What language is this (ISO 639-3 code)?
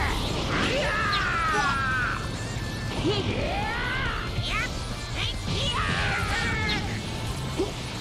jpn